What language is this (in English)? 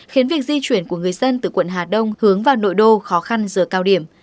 Vietnamese